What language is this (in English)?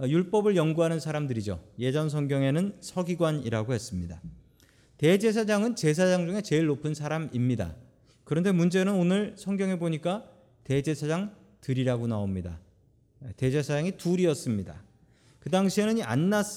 Korean